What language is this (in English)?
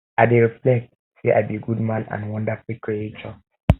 Nigerian Pidgin